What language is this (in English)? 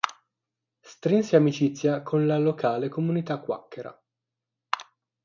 Italian